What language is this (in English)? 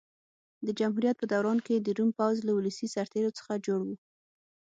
Pashto